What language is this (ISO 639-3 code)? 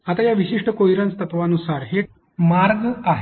mar